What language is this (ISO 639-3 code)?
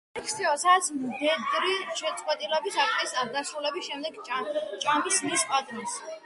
kat